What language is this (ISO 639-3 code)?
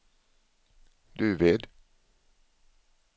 swe